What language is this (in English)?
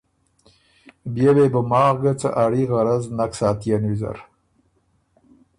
Ormuri